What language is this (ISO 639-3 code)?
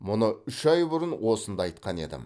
kaz